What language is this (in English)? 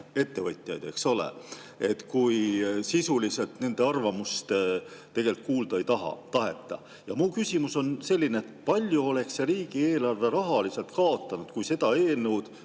Estonian